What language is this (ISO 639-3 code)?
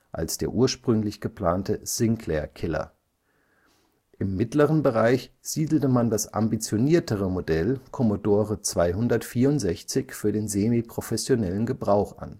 deu